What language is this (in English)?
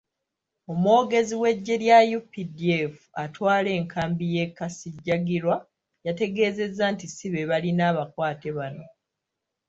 Ganda